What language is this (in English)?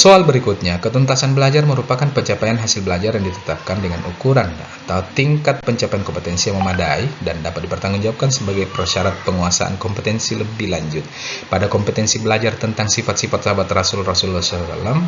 Indonesian